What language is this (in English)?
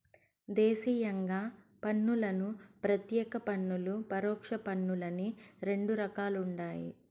Telugu